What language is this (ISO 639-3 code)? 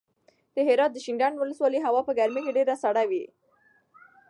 pus